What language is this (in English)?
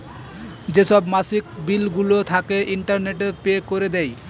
Bangla